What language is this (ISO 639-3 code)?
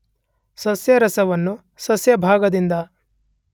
kan